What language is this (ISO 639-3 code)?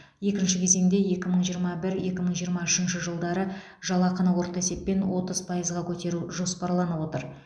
kaz